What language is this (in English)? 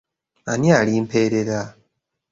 Ganda